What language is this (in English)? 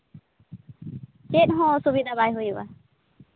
Santali